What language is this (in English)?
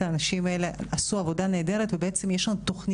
Hebrew